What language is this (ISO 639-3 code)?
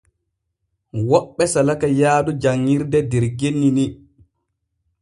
fue